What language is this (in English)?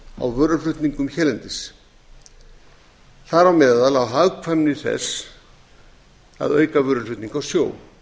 Icelandic